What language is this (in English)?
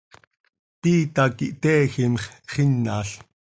Seri